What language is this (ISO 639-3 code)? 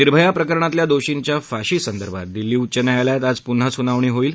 mar